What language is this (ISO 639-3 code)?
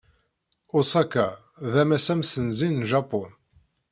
kab